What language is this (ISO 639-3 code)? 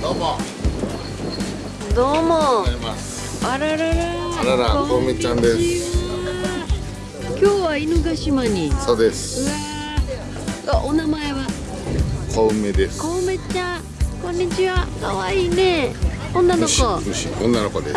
jpn